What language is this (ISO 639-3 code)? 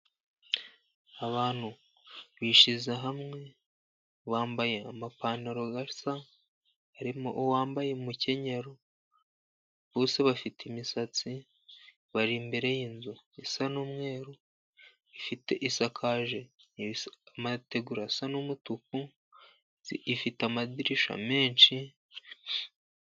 kin